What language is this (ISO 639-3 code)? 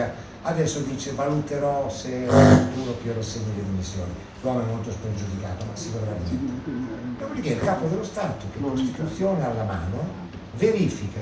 ita